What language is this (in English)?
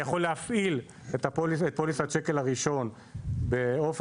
Hebrew